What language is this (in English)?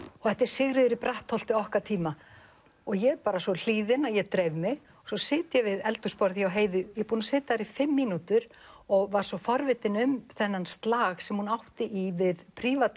Icelandic